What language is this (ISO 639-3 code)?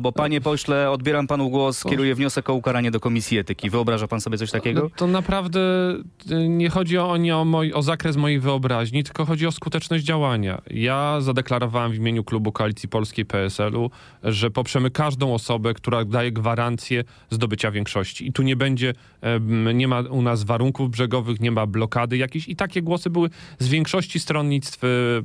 pol